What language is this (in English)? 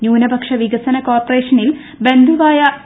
Malayalam